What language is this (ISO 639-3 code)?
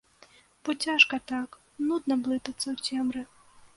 bel